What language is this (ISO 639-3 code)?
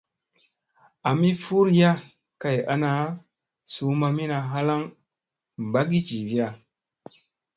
mse